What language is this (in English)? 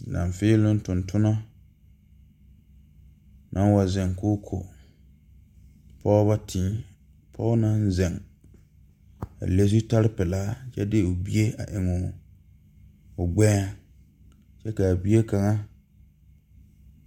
Southern Dagaare